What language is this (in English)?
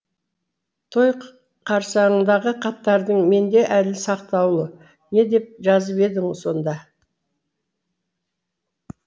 Kazakh